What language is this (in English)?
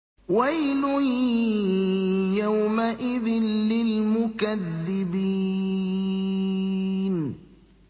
Arabic